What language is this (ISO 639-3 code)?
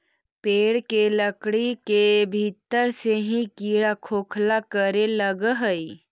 mag